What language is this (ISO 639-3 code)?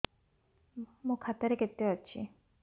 ori